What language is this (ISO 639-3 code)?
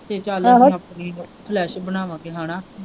pan